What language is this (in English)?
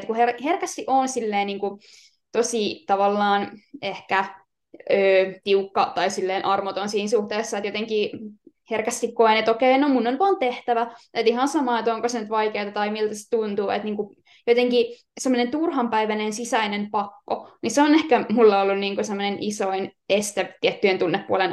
Finnish